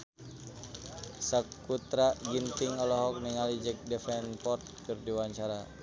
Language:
Sundanese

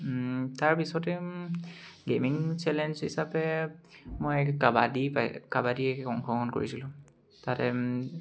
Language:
Assamese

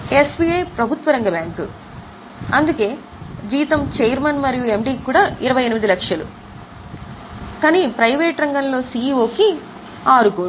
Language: Telugu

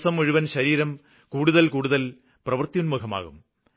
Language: Malayalam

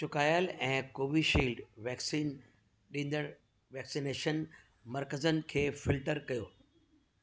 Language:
Sindhi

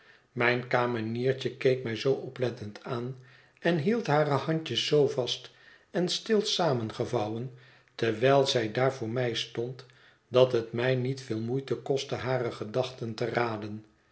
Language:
Dutch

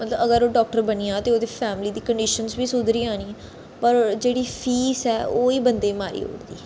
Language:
Dogri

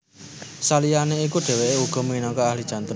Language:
Javanese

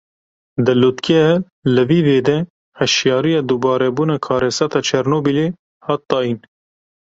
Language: Kurdish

